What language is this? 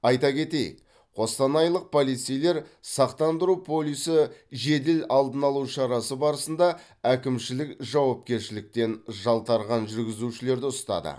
Kazakh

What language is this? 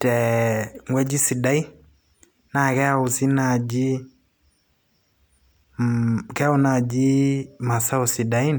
Masai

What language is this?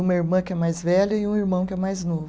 Portuguese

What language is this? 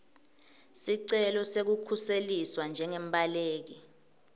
Swati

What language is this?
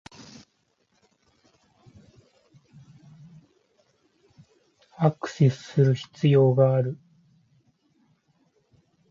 Japanese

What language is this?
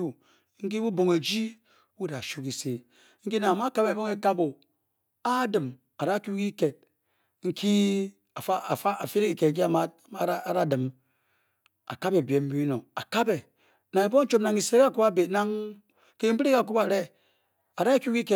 Bokyi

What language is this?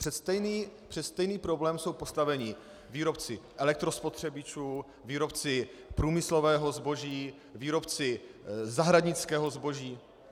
Czech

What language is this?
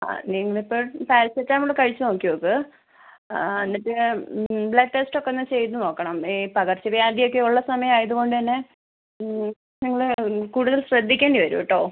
Malayalam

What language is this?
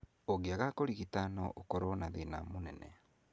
Kikuyu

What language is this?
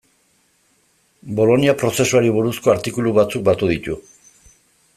Basque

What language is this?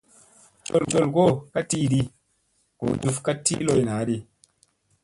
Musey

